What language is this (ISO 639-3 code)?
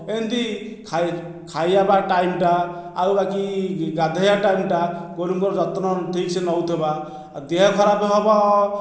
ori